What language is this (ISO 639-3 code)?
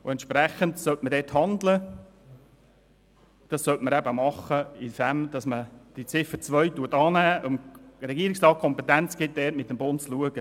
gsw